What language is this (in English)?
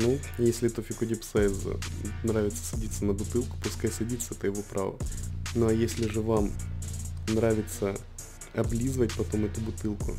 Russian